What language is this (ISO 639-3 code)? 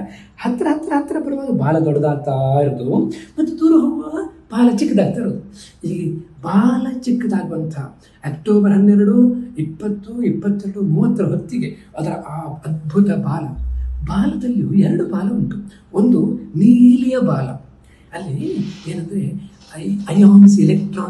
kan